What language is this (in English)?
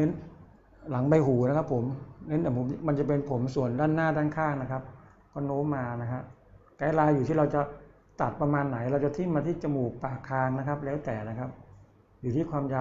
Thai